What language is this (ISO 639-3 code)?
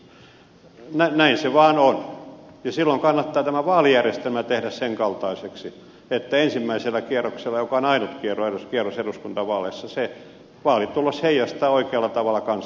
fin